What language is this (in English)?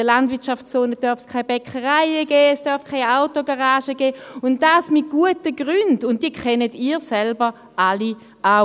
Swiss German